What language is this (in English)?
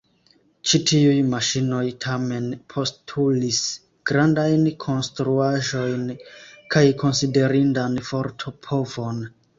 Esperanto